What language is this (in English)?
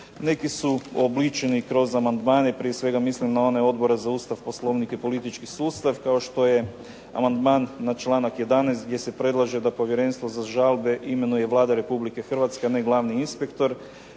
Croatian